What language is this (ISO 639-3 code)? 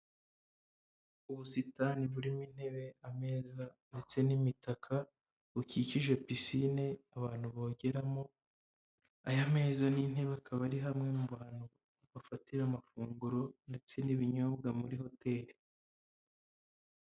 kin